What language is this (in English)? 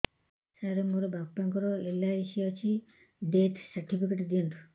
Odia